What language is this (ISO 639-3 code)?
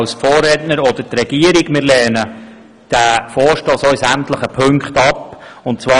gsw